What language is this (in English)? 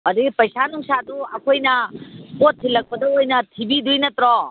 Manipuri